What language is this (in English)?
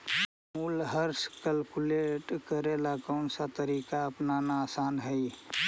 Magahi